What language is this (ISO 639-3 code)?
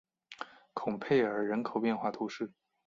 zho